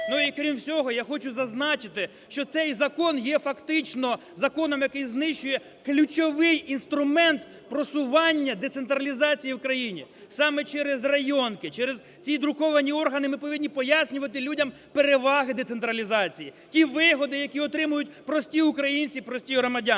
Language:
Ukrainian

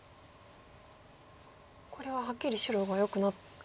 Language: Japanese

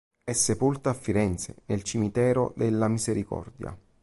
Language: Italian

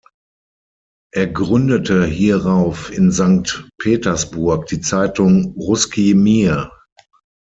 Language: German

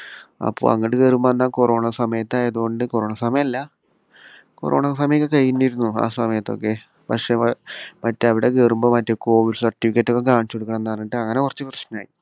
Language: Malayalam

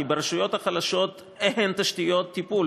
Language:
Hebrew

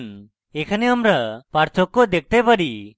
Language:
Bangla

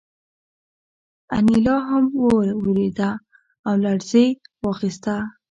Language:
Pashto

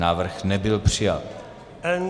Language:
Czech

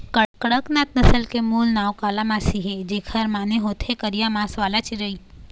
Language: Chhattisgarhi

